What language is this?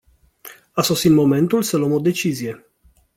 Romanian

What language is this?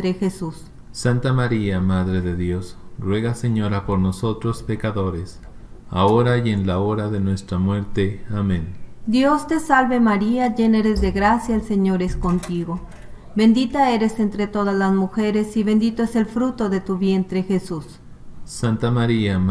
Spanish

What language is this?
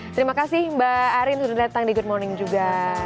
Indonesian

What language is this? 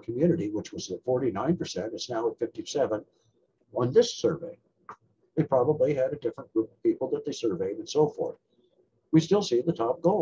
English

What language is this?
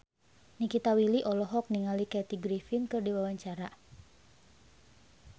Sundanese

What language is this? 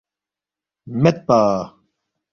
Balti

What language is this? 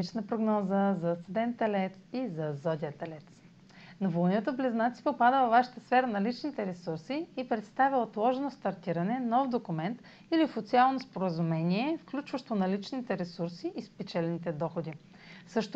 Bulgarian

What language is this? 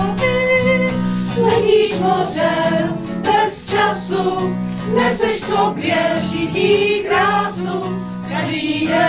Czech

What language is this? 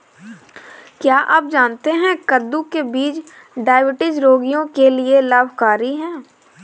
Hindi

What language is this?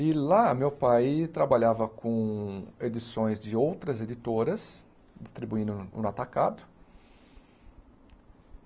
Portuguese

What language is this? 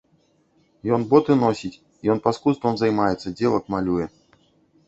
Belarusian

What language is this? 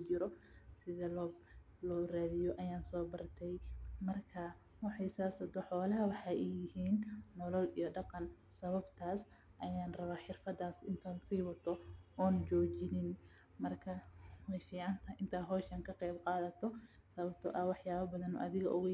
Somali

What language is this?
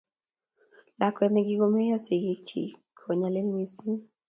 Kalenjin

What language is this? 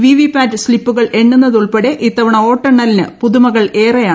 Malayalam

